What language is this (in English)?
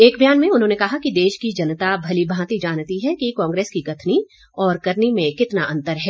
Hindi